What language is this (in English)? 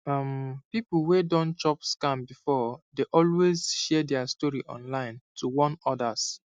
Nigerian Pidgin